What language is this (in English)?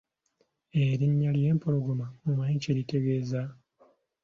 Ganda